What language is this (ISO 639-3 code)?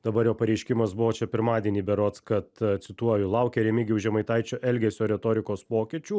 lit